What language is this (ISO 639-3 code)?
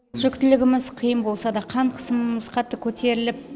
kaz